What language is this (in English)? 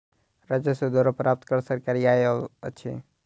Maithili